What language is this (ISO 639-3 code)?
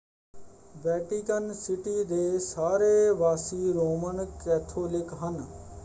pan